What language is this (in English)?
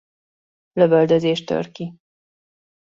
Hungarian